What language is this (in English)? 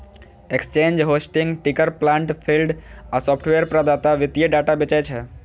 Maithili